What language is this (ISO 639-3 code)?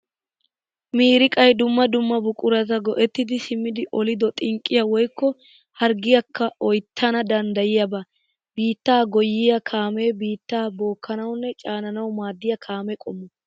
wal